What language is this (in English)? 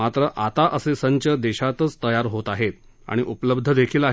Marathi